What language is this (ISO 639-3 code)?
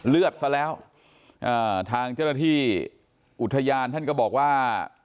tha